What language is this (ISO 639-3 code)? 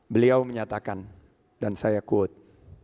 ind